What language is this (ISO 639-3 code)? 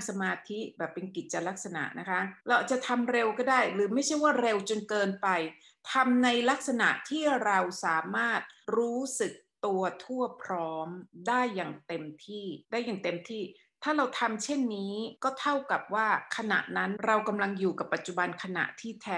tha